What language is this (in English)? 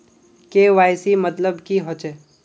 Magahi